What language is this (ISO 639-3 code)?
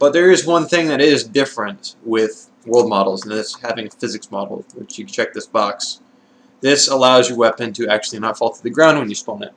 eng